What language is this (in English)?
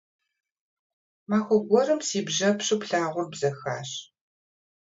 Kabardian